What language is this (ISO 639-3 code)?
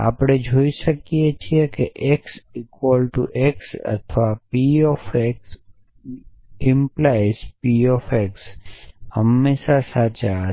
guj